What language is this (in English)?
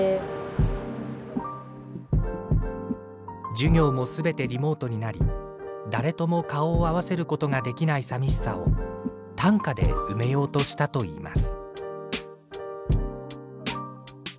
Japanese